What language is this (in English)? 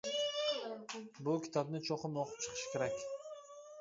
Uyghur